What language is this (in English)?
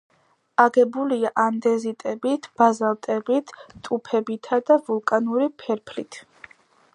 Georgian